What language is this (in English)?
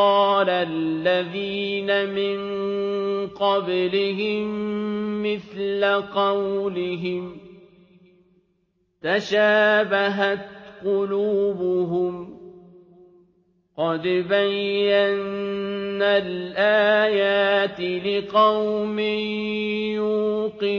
Arabic